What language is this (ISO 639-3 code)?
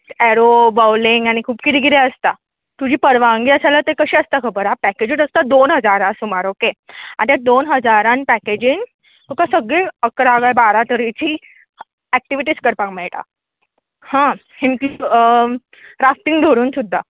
kok